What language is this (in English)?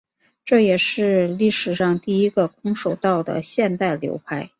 Chinese